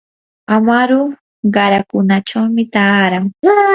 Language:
Yanahuanca Pasco Quechua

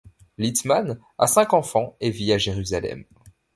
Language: French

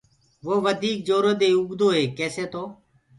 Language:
Gurgula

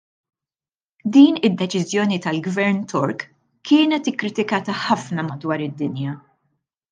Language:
Maltese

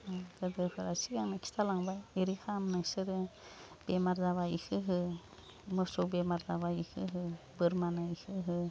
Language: Bodo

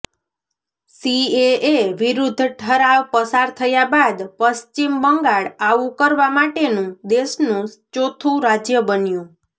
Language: Gujarati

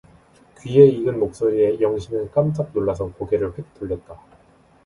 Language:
Korean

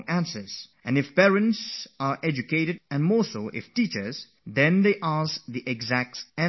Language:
English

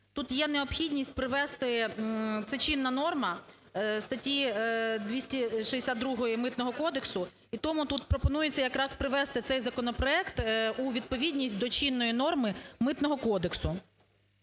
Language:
Ukrainian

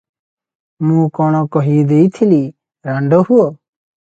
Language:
Odia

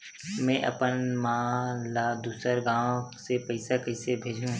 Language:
Chhattisgarhi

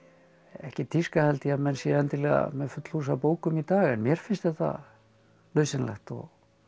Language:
Icelandic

